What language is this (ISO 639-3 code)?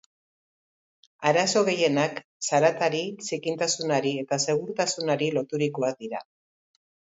eus